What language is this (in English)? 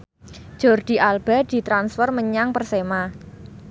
Javanese